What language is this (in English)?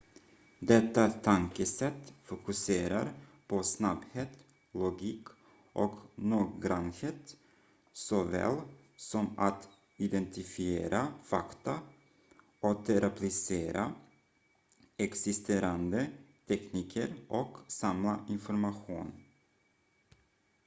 Swedish